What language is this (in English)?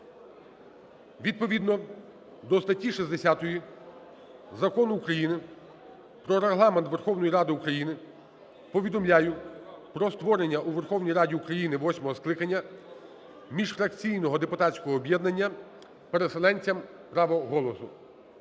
Ukrainian